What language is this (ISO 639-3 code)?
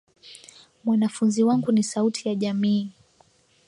swa